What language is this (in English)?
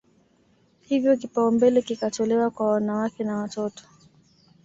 Swahili